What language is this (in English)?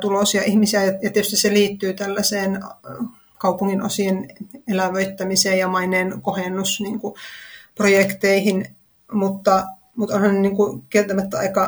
Finnish